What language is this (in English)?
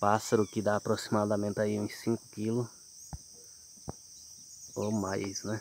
Portuguese